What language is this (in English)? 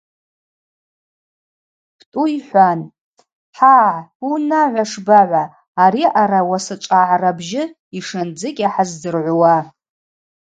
Abaza